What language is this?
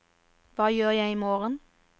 Norwegian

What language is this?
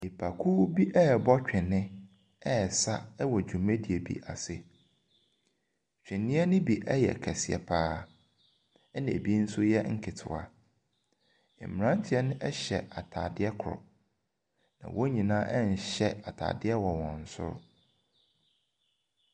Akan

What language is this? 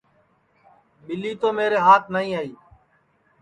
Sansi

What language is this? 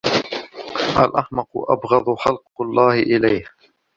Arabic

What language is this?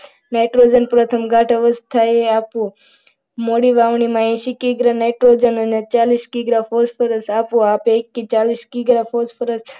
Gujarati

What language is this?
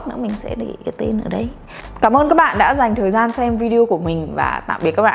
Vietnamese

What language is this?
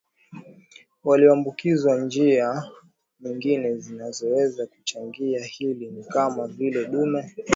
Swahili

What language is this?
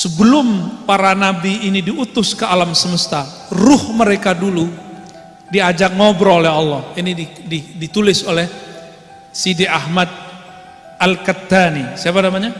Indonesian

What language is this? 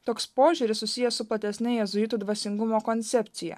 Lithuanian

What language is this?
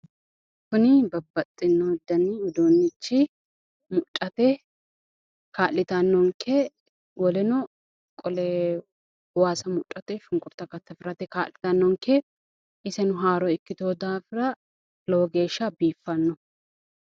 Sidamo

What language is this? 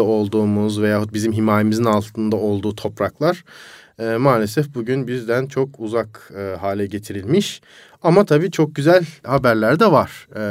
Turkish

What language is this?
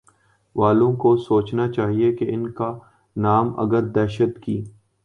Urdu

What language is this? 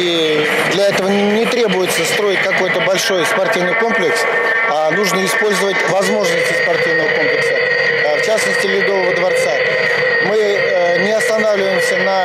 Russian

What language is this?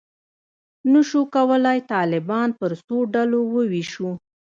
Pashto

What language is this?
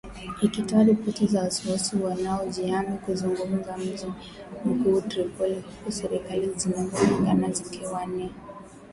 Swahili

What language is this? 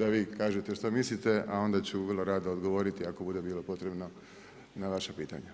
Croatian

